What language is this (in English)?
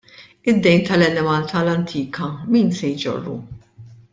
Maltese